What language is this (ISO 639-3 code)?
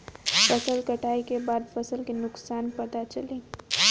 bho